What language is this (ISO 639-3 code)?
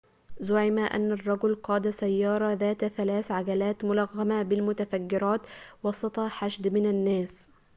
ara